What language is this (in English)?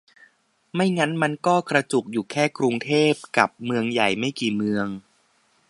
Thai